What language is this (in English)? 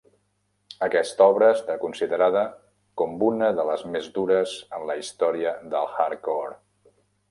Catalan